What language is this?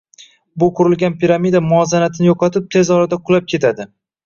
Uzbek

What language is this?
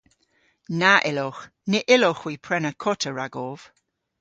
Cornish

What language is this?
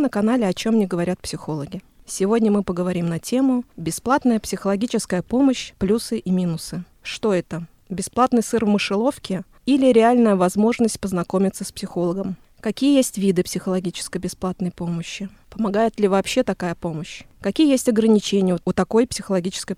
Russian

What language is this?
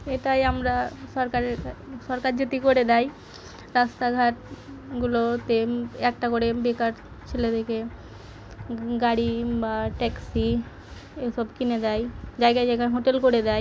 Bangla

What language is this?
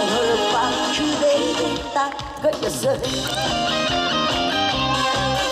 Korean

